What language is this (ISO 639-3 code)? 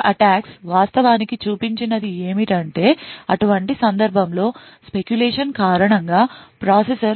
tel